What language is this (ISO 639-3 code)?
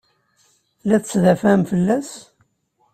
kab